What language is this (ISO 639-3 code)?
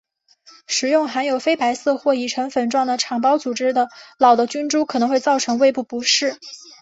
zho